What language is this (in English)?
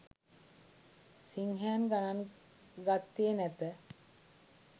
Sinhala